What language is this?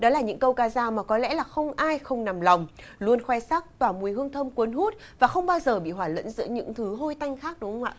Vietnamese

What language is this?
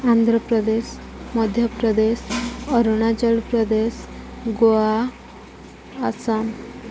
Odia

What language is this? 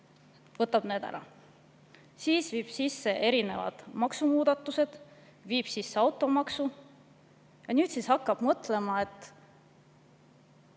Estonian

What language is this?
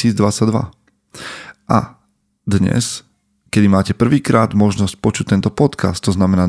Slovak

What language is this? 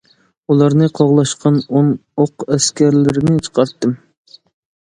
Uyghur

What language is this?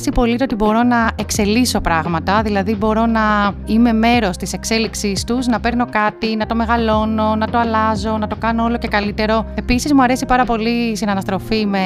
Greek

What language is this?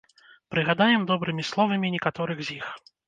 Belarusian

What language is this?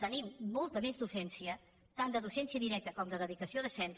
Catalan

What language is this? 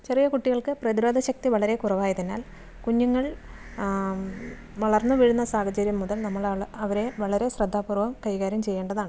Malayalam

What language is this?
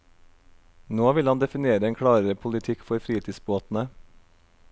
Norwegian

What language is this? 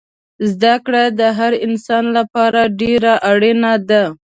Pashto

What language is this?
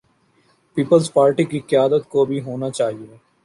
Urdu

